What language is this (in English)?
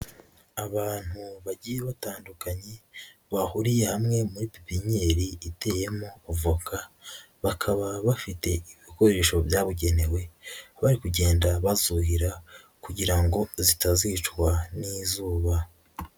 Kinyarwanda